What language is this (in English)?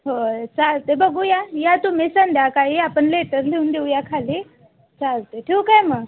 Marathi